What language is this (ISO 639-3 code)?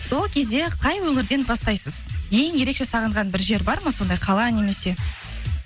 kaz